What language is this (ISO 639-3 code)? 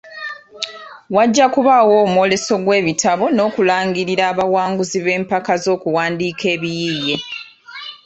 lug